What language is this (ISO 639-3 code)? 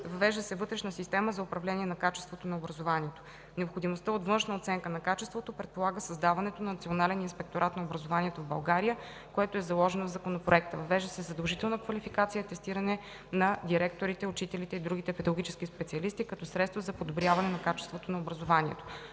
bul